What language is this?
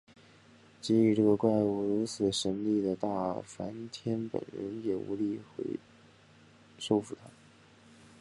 Chinese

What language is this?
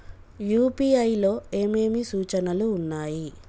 Telugu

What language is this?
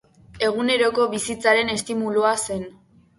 Basque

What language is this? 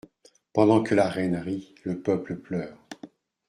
French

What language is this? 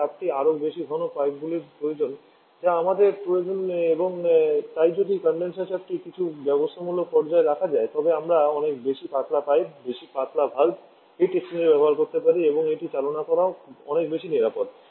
Bangla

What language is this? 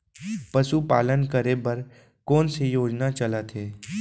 Chhattisgarhi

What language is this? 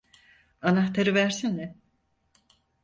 Turkish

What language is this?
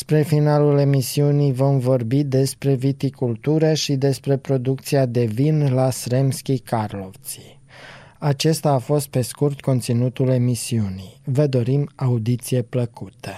Romanian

